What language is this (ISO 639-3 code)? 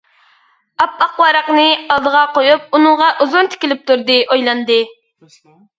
uig